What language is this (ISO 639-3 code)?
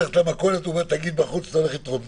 heb